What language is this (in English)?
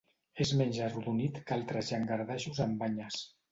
Catalan